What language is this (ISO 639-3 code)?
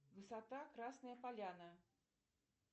rus